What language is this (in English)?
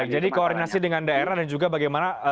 Indonesian